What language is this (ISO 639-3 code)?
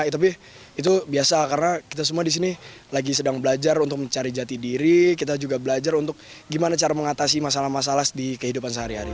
ind